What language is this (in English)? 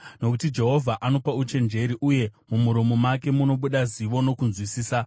Shona